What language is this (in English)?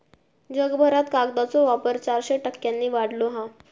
Marathi